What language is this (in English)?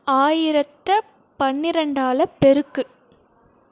Tamil